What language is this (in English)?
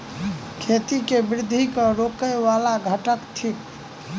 Maithili